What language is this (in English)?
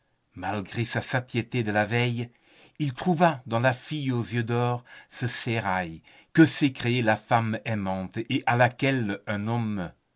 French